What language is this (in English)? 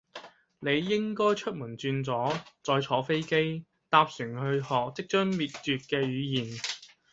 Cantonese